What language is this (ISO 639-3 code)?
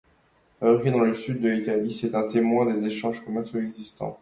fra